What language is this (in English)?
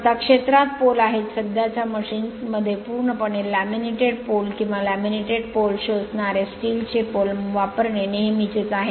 Marathi